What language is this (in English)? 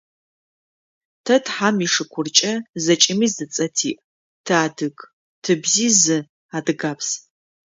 Adyghe